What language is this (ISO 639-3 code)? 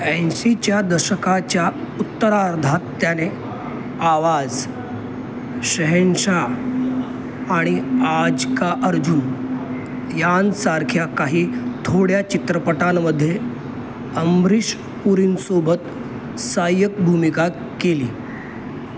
mar